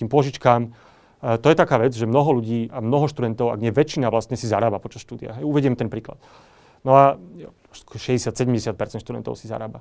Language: Slovak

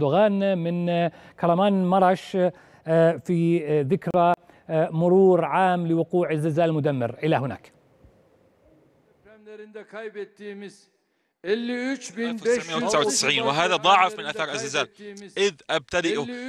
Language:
Arabic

